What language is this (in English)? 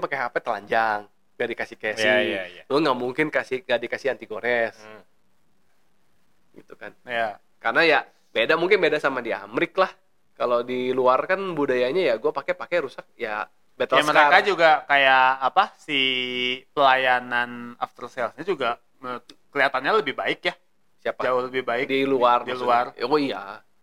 Indonesian